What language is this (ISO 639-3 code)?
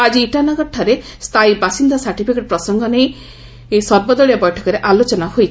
ori